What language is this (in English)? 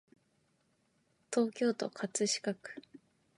Japanese